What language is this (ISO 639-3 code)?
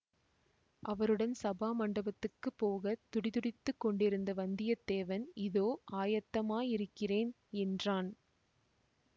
tam